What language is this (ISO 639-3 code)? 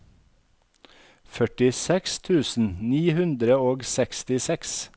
nor